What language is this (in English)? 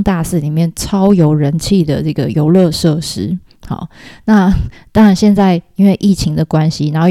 Chinese